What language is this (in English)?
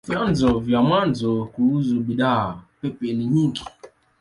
Swahili